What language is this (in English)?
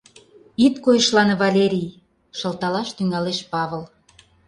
Mari